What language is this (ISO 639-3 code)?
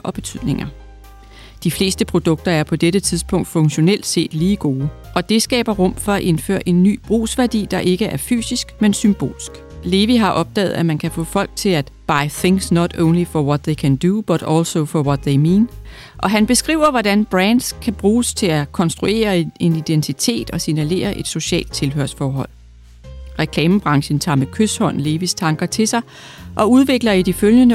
dan